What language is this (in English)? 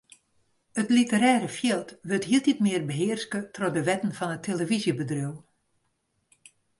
Western Frisian